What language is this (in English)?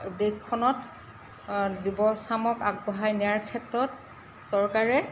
Assamese